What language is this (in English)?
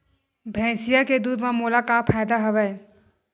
Chhattisgarhi